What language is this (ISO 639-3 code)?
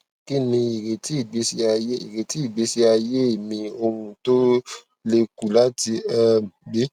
yor